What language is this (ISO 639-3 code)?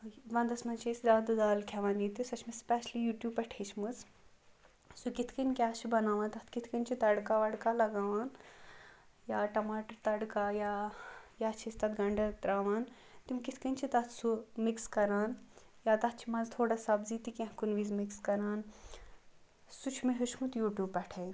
kas